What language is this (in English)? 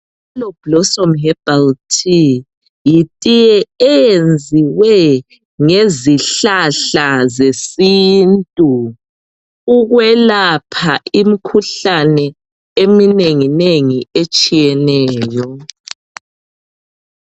North Ndebele